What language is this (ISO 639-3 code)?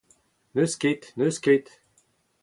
bre